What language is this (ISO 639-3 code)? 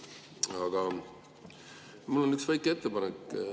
est